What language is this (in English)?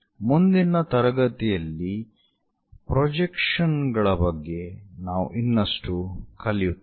Kannada